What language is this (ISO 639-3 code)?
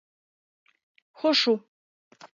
chm